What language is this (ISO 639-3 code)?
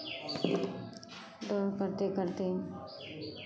mai